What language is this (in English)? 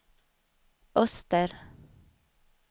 Swedish